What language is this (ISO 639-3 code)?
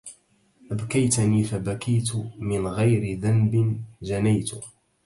ara